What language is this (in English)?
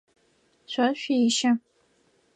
Adyghe